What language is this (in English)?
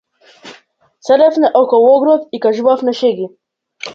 Macedonian